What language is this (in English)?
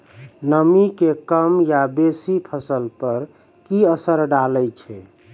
Maithili